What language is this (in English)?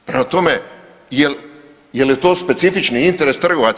Croatian